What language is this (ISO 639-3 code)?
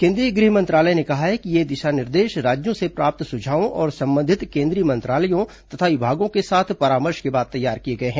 hin